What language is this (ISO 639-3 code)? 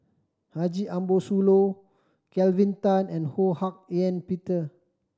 eng